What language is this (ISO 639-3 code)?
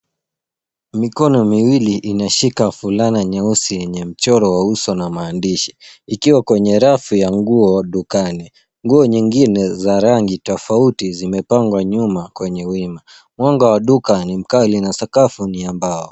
swa